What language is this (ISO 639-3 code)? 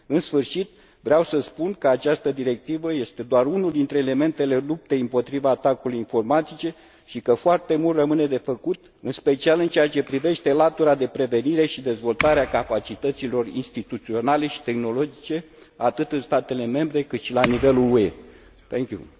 ron